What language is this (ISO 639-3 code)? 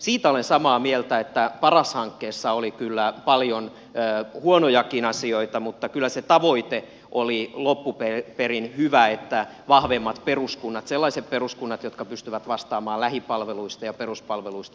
fin